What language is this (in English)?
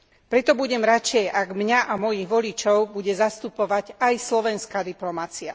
Slovak